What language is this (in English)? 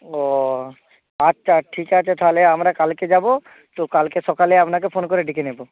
Bangla